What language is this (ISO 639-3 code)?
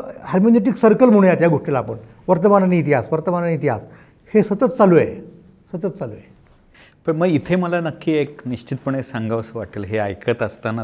mar